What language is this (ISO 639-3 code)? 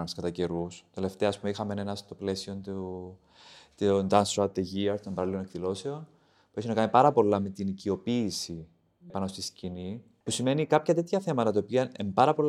ell